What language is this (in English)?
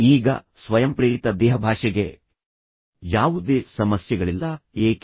Kannada